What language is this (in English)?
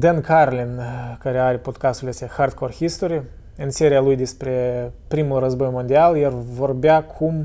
Romanian